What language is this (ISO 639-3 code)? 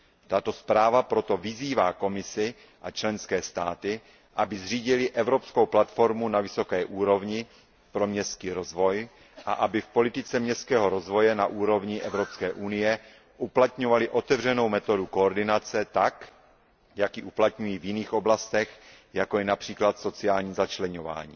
ces